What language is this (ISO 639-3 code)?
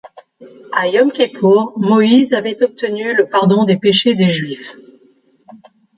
fra